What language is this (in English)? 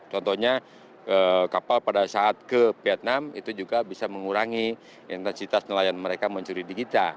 Indonesian